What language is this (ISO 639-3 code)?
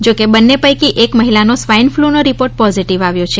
guj